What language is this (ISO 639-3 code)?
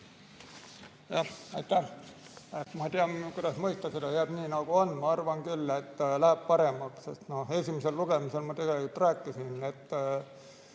est